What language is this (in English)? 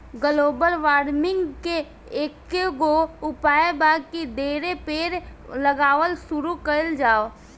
Bhojpuri